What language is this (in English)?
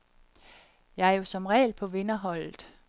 Danish